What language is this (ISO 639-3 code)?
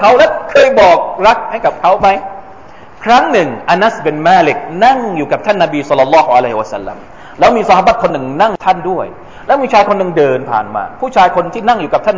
tha